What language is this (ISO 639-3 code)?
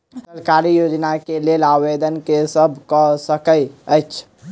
mai